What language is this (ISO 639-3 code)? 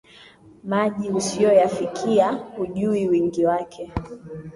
swa